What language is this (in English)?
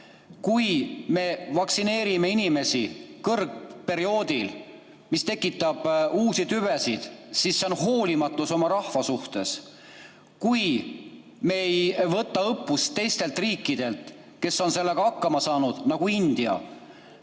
Estonian